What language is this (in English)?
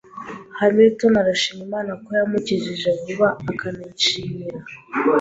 Kinyarwanda